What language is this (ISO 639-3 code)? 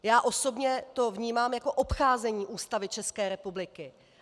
ces